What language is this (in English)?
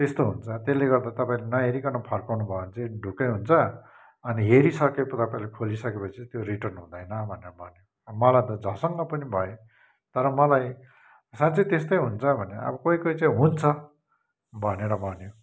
Nepali